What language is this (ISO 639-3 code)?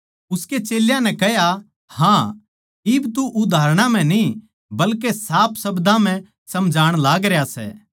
bgc